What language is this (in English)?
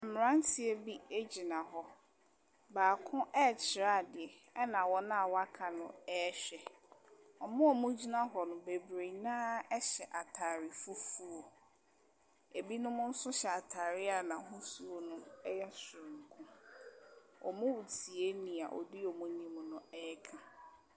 Akan